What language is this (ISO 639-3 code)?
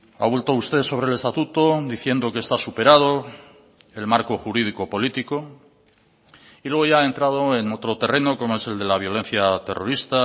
spa